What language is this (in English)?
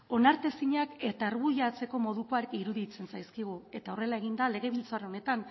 Basque